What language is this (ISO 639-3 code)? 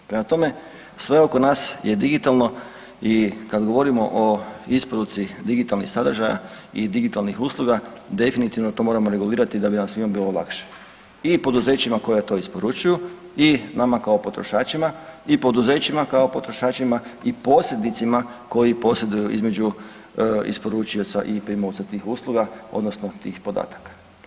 hrv